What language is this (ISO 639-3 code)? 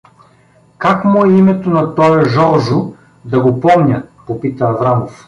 bul